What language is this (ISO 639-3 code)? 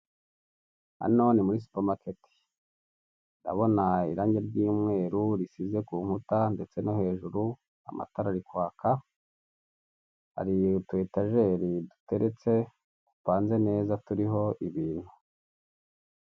kin